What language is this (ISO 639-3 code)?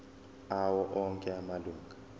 zul